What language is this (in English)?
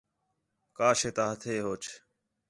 Khetrani